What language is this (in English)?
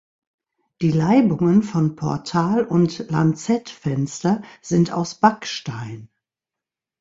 German